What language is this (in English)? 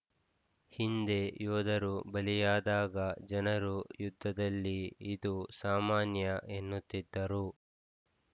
Kannada